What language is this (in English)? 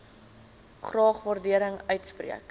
Afrikaans